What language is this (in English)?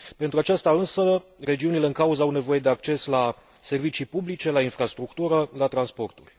Romanian